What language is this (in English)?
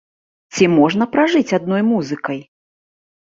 Belarusian